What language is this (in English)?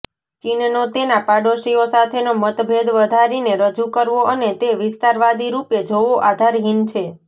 Gujarati